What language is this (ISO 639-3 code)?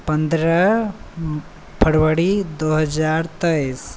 mai